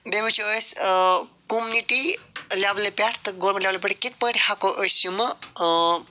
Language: Kashmiri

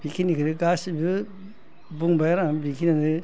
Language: Bodo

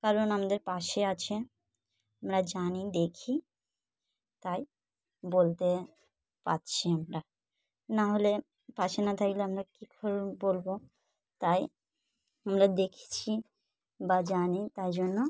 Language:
Bangla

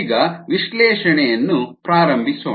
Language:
Kannada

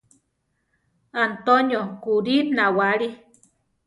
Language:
Central Tarahumara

